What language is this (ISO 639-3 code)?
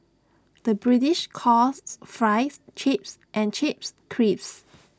eng